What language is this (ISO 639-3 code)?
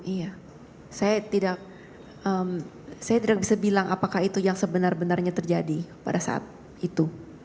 ind